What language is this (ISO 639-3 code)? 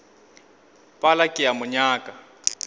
nso